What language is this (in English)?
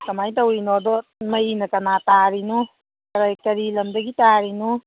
Manipuri